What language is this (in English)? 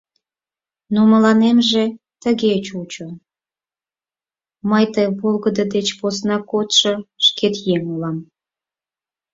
Mari